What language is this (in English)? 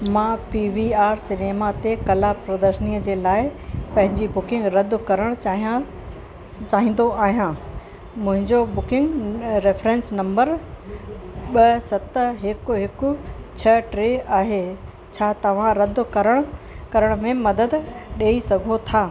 Sindhi